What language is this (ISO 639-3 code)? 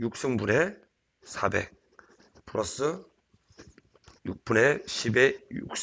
kor